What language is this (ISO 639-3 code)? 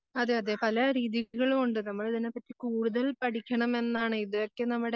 mal